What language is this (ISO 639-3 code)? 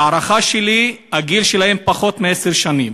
heb